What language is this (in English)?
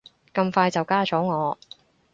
Cantonese